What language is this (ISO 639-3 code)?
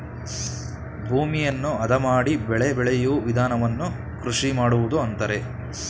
kan